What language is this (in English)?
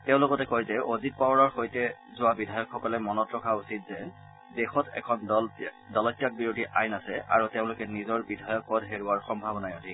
Assamese